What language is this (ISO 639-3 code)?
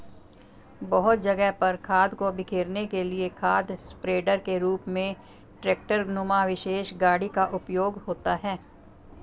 hin